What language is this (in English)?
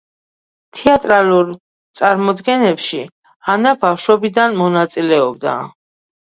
Georgian